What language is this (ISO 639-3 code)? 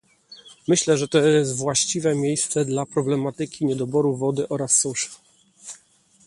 pol